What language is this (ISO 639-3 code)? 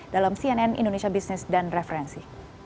ind